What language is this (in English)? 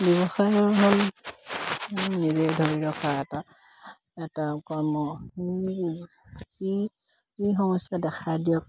Assamese